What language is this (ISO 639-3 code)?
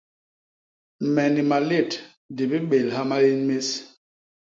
bas